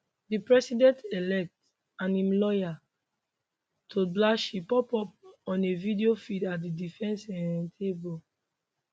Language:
Nigerian Pidgin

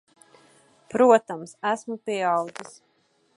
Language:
Latvian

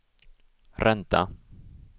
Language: Swedish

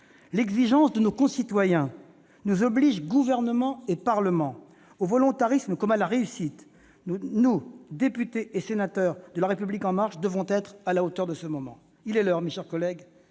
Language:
French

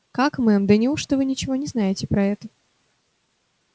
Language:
Russian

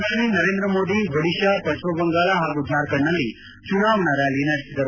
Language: Kannada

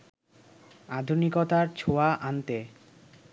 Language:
Bangla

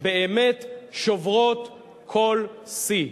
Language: Hebrew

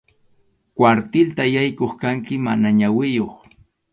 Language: Arequipa-La Unión Quechua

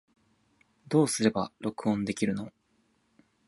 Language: Japanese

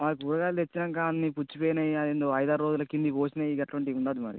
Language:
Telugu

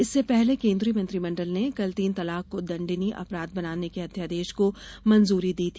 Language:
Hindi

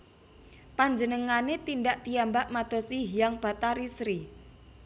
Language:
Javanese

